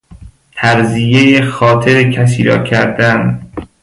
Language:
Persian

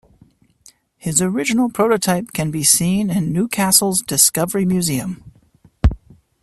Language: English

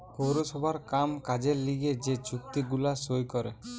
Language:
Bangla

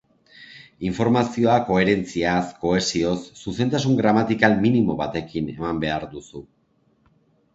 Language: Basque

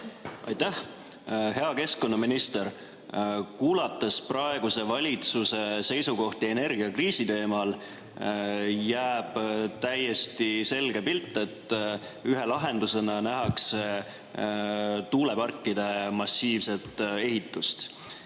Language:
Estonian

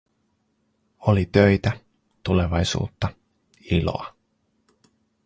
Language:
Finnish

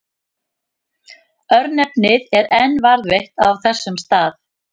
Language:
Icelandic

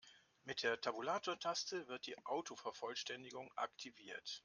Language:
German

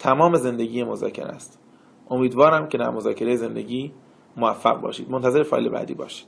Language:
Persian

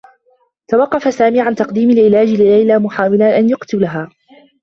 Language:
Arabic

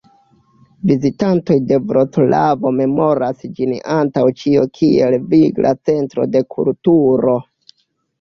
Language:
Esperanto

